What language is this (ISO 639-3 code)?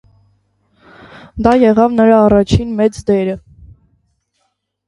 hye